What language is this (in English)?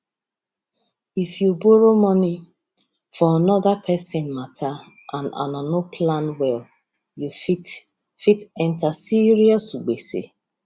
Nigerian Pidgin